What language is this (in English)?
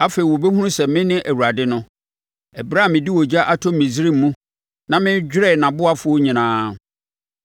Akan